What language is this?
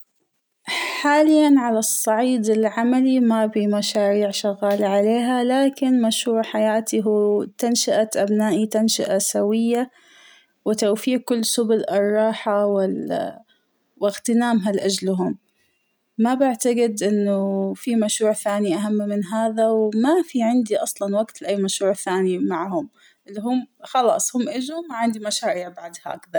Hijazi Arabic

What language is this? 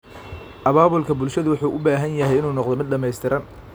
Somali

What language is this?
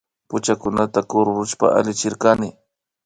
Imbabura Highland Quichua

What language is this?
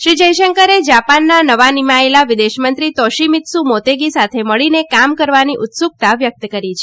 Gujarati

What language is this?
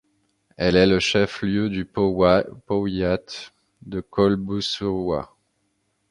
French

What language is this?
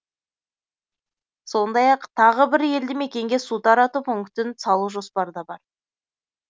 Kazakh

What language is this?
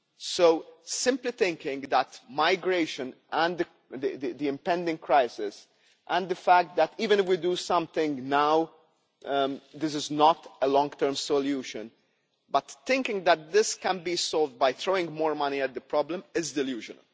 English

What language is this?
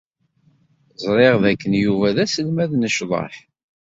Kabyle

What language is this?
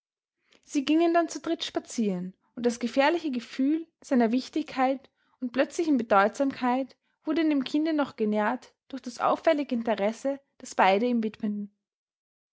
German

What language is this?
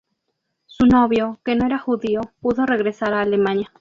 Spanish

